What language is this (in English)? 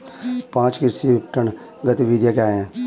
Hindi